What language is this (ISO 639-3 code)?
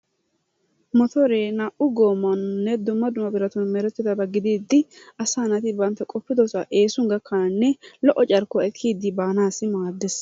wal